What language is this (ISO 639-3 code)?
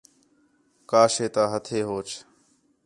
xhe